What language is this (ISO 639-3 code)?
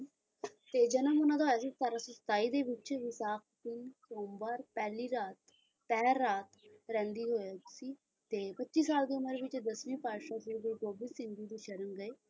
pan